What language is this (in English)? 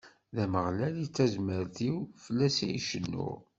Kabyle